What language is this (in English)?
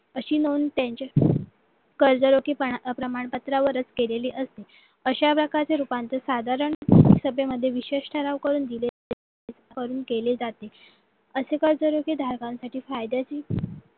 Marathi